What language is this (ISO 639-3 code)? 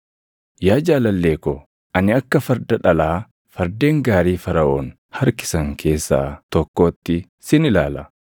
orm